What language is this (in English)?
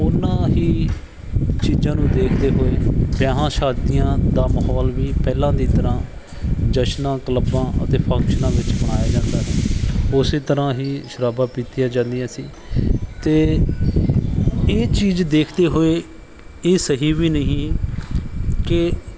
Punjabi